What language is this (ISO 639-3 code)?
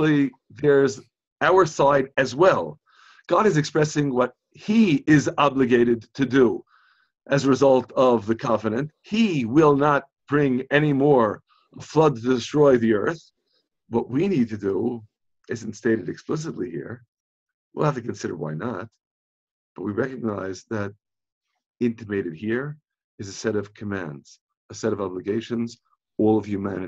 nld